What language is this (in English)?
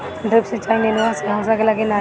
Bhojpuri